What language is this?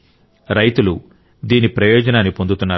Telugu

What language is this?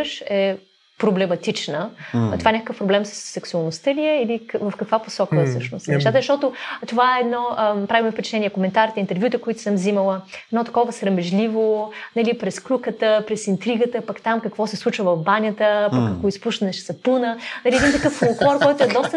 Bulgarian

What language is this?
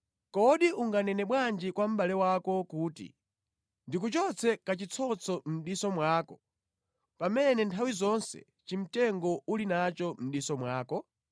Nyanja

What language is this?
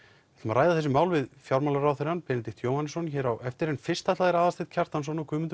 Icelandic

